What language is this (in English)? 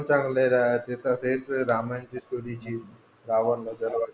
Marathi